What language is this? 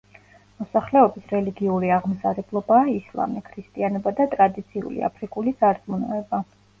Georgian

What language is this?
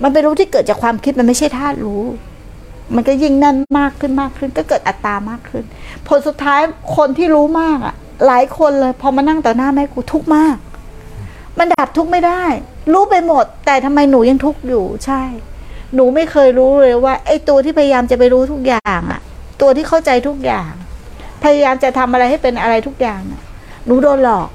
Thai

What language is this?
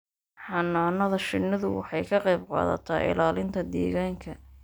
Somali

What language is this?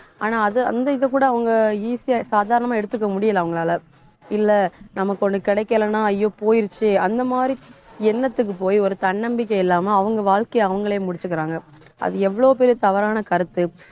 Tamil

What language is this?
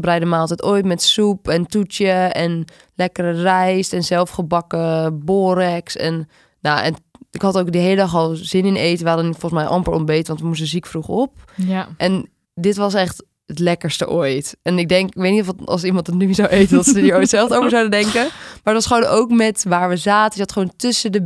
Dutch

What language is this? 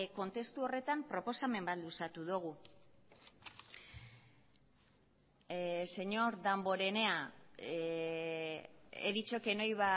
Basque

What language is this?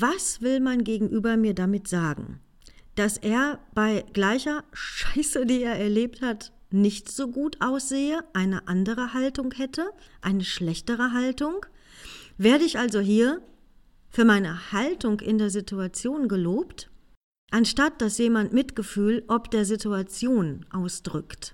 German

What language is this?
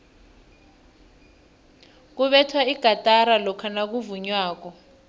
South Ndebele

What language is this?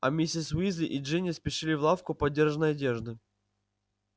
Russian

